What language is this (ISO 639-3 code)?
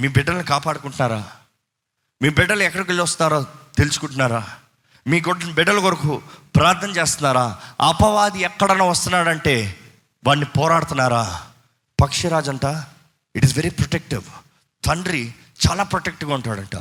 tel